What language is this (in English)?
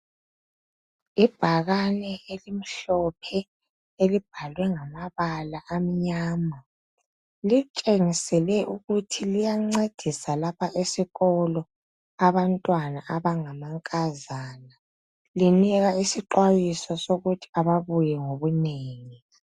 North Ndebele